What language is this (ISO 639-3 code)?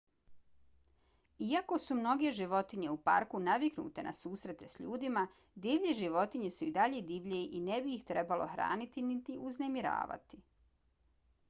bos